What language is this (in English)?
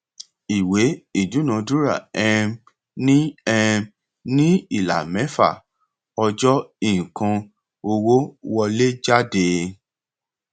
Yoruba